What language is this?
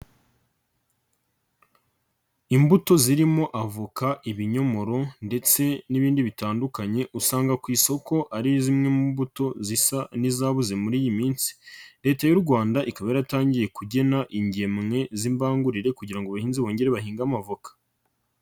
Kinyarwanda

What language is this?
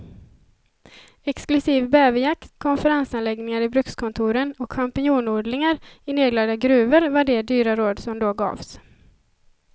Swedish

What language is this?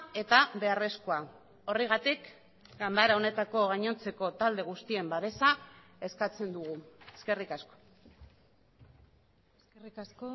Basque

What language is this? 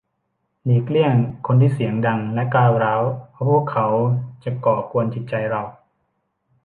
Thai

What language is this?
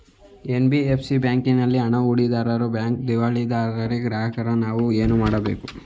Kannada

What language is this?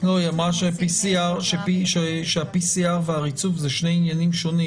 Hebrew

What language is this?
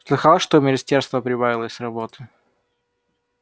Russian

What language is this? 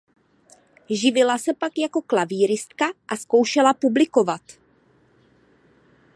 Czech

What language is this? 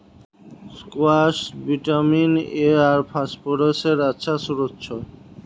Magahi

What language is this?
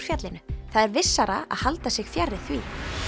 Icelandic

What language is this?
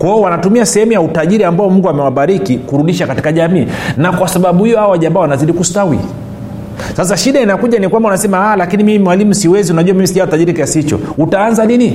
Swahili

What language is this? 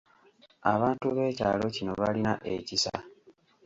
Ganda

